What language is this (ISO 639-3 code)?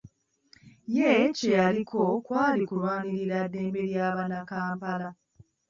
lug